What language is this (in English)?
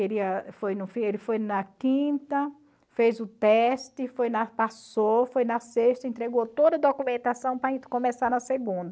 Portuguese